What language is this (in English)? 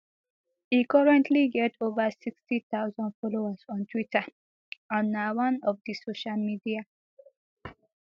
Nigerian Pidgin